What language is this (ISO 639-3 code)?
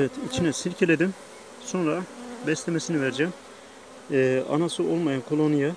tur